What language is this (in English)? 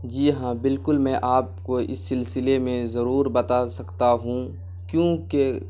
Urdu